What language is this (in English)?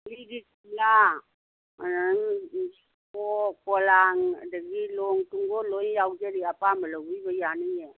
Manipuri